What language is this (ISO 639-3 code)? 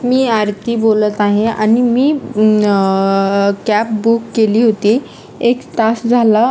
mar